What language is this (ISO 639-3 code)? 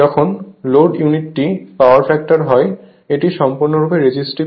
ben